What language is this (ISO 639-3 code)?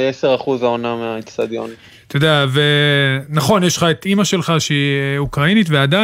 heb